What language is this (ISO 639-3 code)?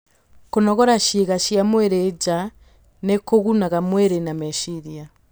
kik